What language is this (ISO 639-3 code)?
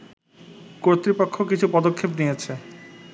ben